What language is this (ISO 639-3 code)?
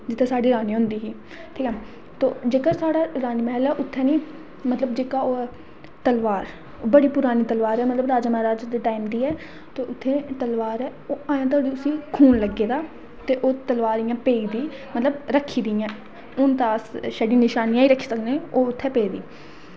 doi